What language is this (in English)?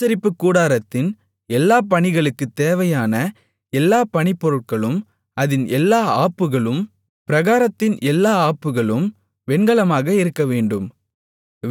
Tamil